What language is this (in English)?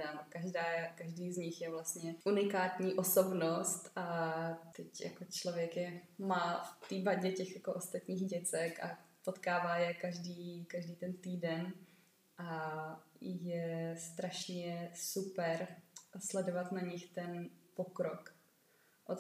Czech